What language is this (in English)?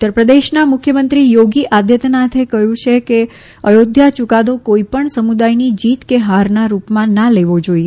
Gujarati